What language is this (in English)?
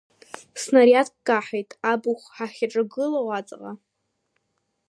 Abkhazian